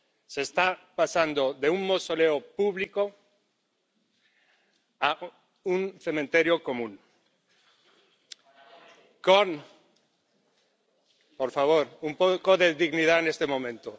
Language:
Spanish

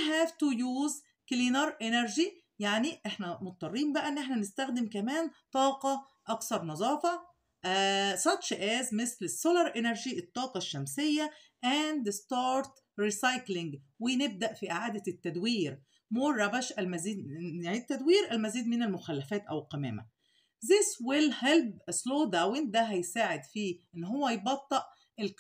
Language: Arabic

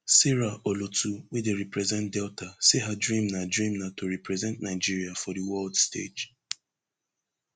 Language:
Nigerian Pidgin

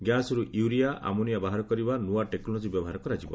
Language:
Odia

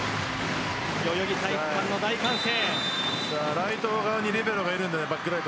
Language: Japanese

